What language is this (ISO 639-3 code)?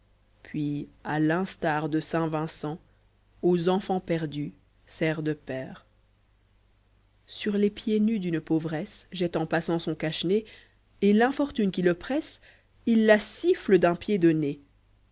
fra